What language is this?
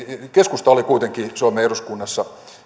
Finnish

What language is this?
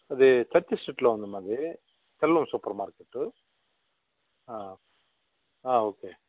Telugu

